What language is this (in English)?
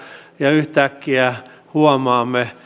Finnish